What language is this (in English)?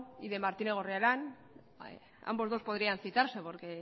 Spanish